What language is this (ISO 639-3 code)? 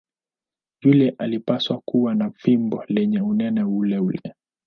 swa